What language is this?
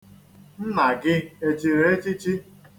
Igbo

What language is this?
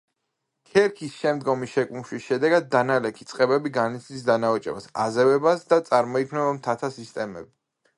Georgian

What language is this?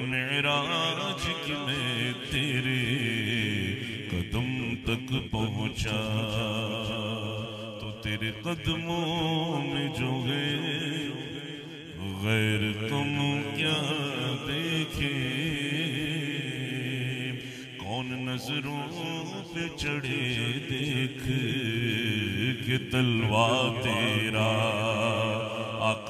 Romanian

